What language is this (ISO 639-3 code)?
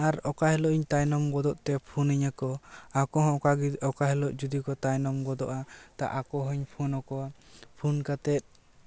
sat